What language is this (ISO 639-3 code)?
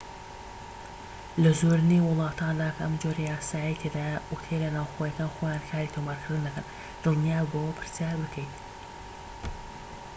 ckb